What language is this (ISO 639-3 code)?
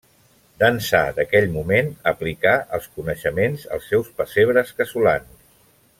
cat